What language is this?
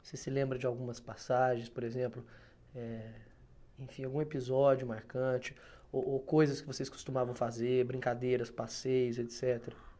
Portuguese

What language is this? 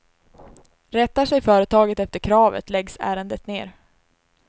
Swedish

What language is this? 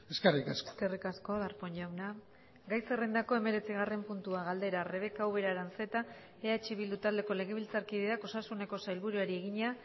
Basque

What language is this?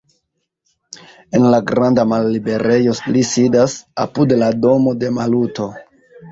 Esperanto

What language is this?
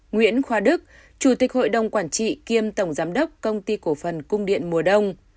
Vietnamese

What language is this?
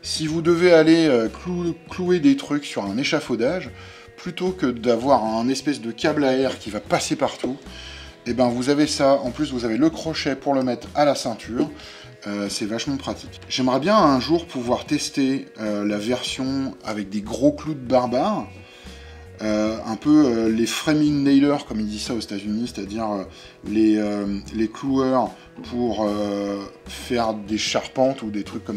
French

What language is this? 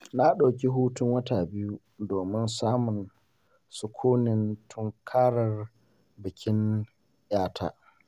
Hausa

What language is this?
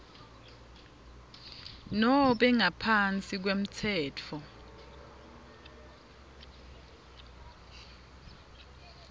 Swati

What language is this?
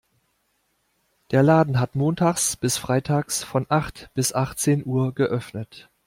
German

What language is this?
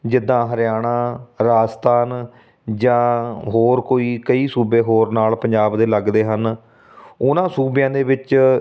Punjabi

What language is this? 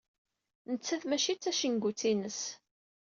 Kabyle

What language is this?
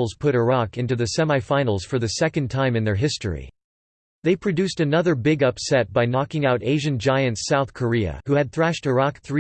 English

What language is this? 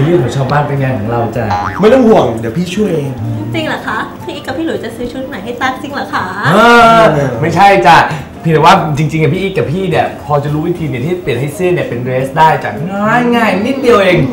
Thai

